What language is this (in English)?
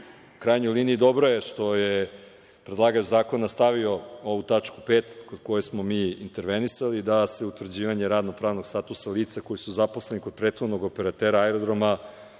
Serbian